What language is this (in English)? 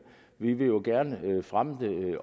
Danish